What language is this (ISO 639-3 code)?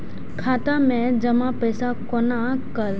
mai